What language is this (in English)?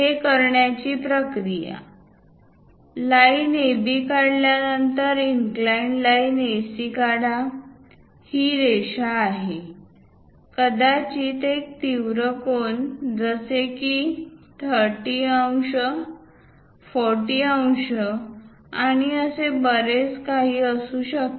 Marathi